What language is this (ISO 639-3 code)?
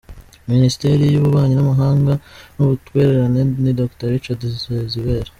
kin